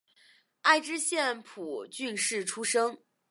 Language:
Chinese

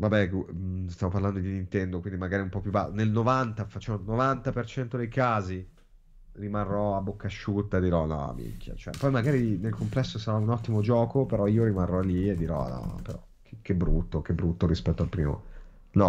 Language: Italian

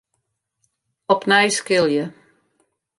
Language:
Western Frisian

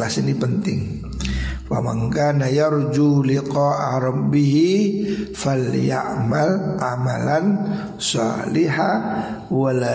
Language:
Indonesian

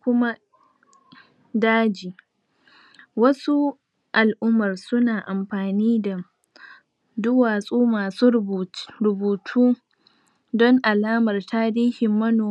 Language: Hausa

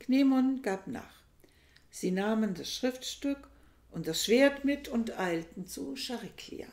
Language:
German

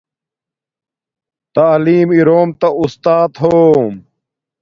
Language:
Domaaki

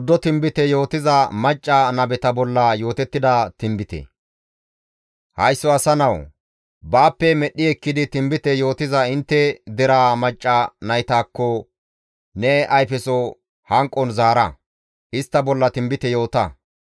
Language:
Gamo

